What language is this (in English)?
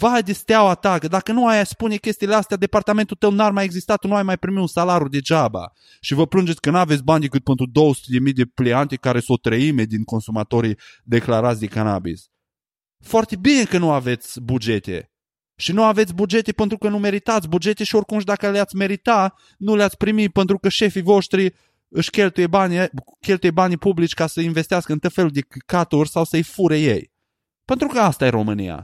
Romanian